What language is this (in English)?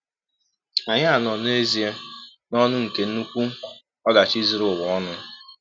Igbo